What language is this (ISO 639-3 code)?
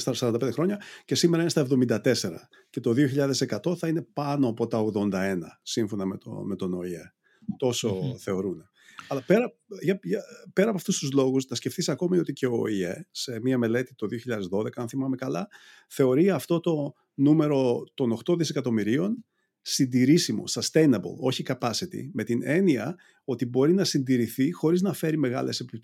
ell